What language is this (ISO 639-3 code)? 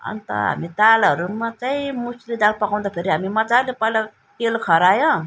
nep